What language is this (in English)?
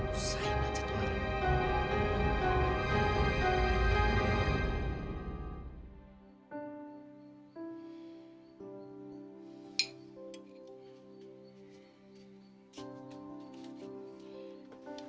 Indonesian